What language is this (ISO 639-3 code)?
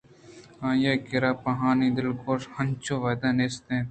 bgp